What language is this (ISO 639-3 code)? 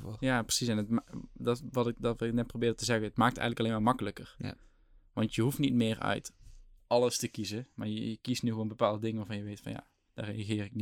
nld